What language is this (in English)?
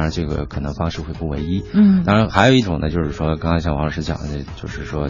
Chinese